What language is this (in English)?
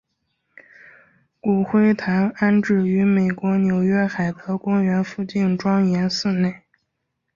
Chinese